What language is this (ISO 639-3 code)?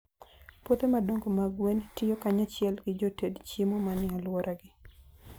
luo